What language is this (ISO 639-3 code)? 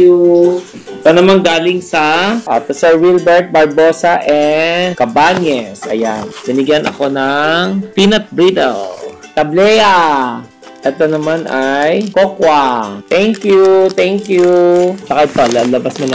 fil